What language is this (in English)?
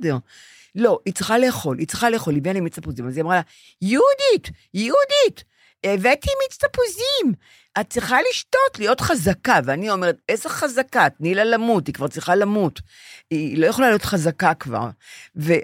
Hebrew